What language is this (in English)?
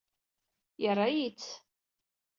Kabyle